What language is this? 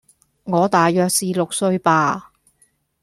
Cantonese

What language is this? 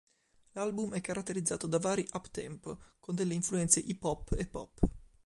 Italian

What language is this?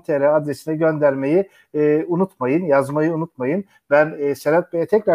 Turkish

